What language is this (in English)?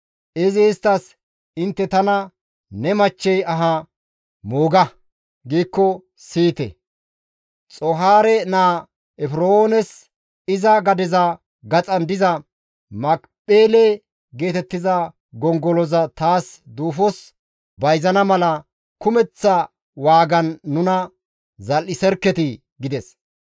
Gamo